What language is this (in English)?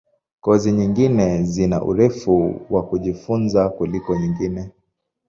Swahili